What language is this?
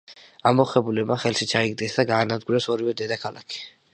Georgian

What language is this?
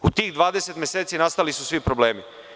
Serbian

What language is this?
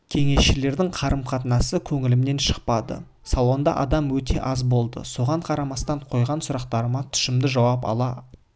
Kazakh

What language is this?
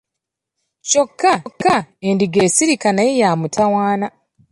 Ganda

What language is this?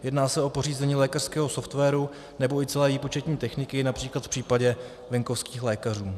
Czech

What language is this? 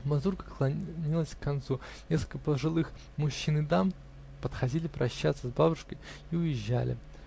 Russian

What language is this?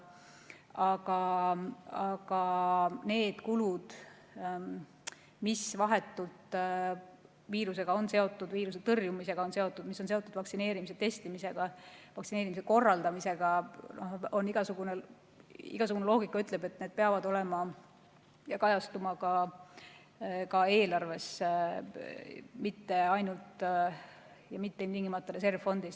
Estonian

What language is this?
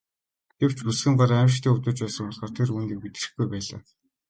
Mongolian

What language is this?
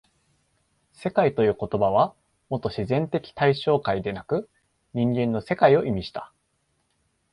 Japanese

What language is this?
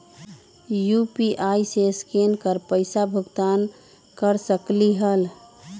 Magahi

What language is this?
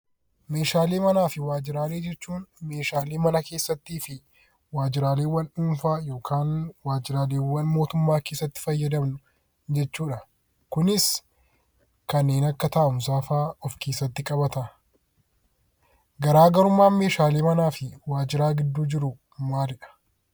Oromo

